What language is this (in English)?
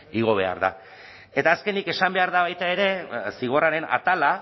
Basque